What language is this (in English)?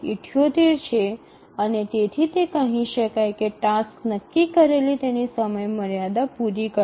Gujarati